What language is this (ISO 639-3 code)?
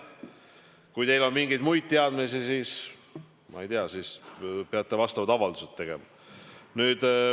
est